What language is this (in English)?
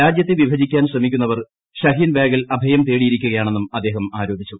Malayalam